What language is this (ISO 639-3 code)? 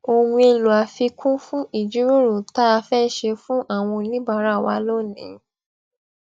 yor